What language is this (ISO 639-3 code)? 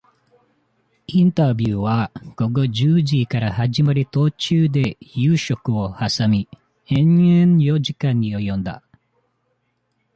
jpn